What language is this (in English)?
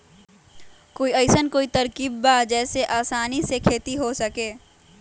Magahi